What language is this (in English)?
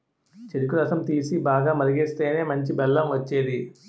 Telugu